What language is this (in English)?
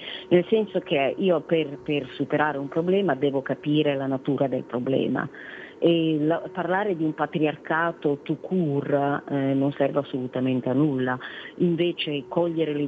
Italian